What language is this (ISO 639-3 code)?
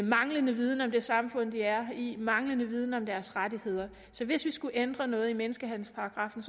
dan